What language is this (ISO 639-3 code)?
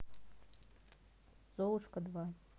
rus